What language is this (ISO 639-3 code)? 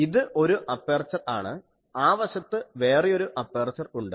mal